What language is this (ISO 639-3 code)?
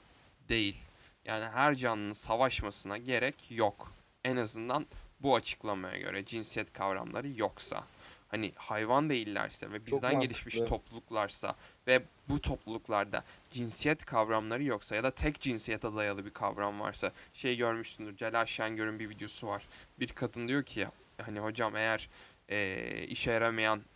tur